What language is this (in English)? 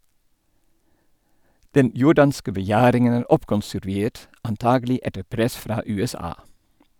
Norwegian